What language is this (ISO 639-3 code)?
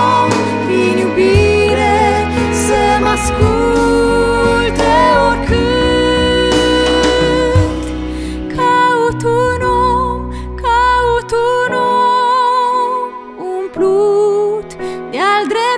ron